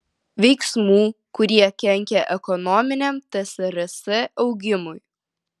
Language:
Lithuanian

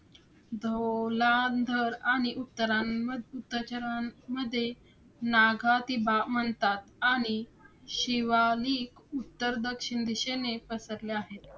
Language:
Marathi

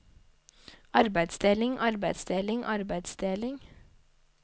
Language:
Norwegian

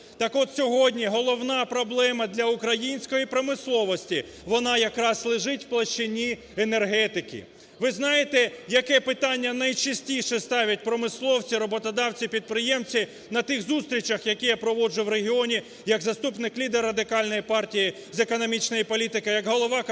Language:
Ukrainian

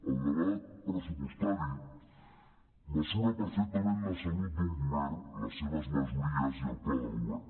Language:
Catalan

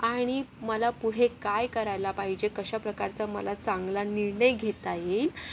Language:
Marathi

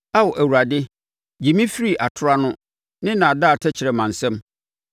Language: Akan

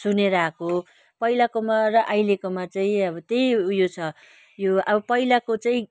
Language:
Nepali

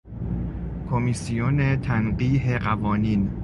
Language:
Persian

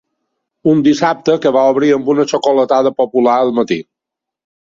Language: Catalan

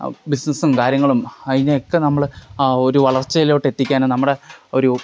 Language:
Malayalam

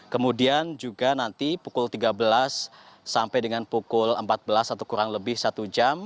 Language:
Indonesian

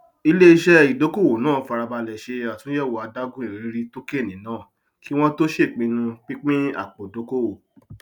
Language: Yoruba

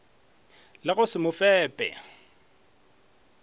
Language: Northern Sotho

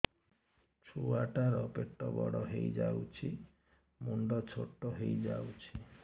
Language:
Odia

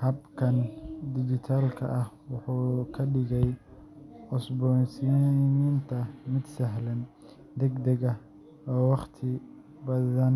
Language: Somali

